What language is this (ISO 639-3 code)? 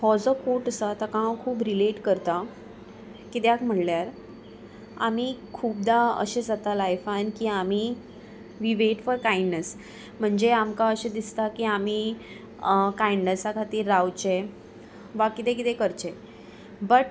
kok